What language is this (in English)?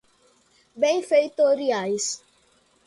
Portuguese